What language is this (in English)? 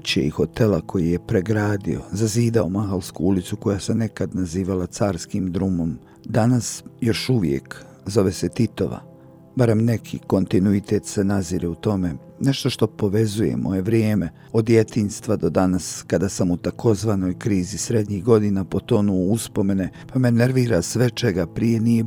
Croatian